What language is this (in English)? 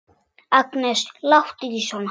Icelandic